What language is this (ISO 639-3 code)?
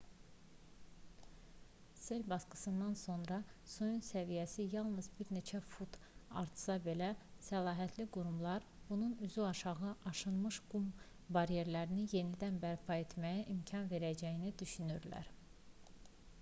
aze